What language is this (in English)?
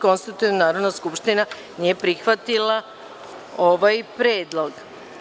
Serbian